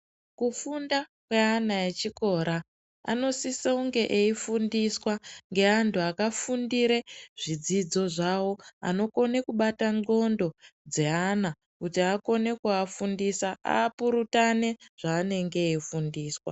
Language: Ndau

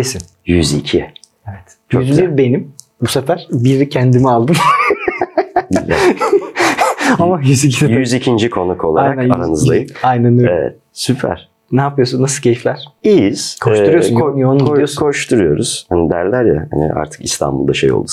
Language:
Turkish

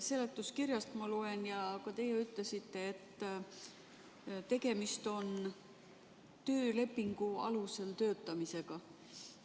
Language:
Estonian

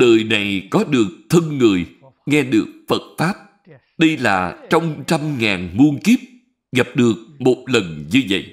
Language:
Vietnamese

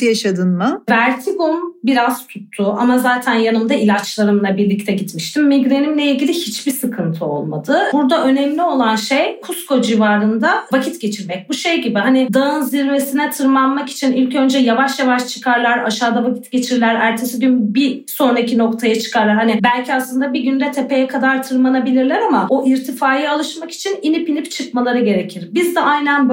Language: Turkish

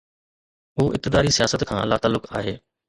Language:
Sindhi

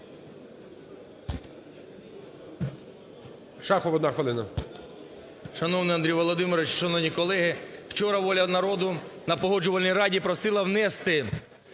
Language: Ukrainian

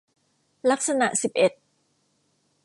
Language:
Thai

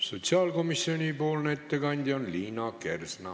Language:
Estonian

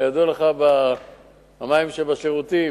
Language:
Hebrew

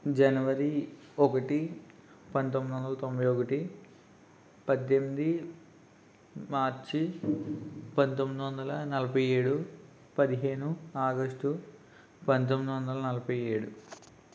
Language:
Telugu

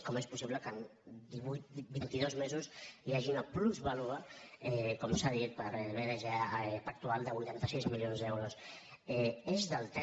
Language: Catalan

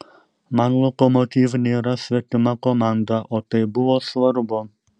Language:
Lithuanian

